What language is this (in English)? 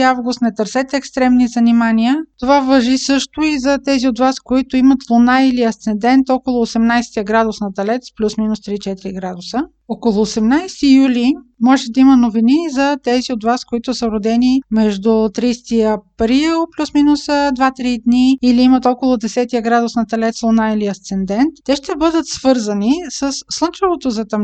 Bulgarian